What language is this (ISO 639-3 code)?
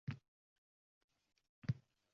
uzb